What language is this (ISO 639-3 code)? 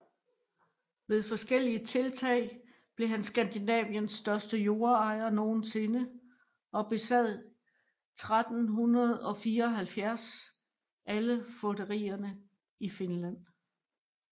dan